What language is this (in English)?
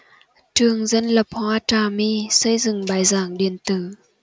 Vietnamese